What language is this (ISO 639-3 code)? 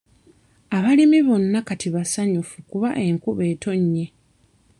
lug